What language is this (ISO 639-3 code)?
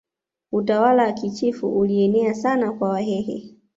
swa